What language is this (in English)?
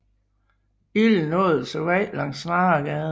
Danish